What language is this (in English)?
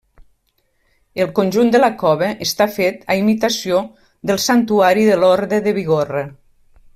Catalan